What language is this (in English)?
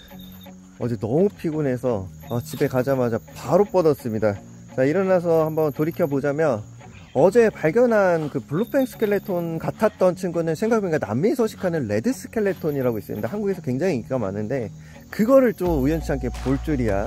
Korean